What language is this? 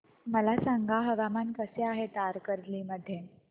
Marathi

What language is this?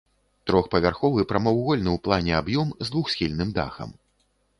Belarusian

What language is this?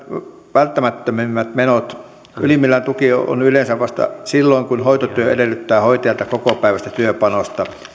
Finnish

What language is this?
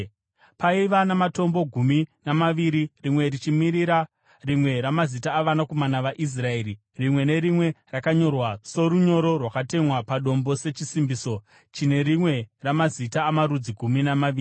Shona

